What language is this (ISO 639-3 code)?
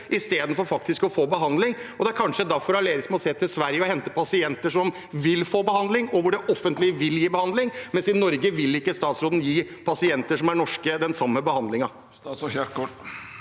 nor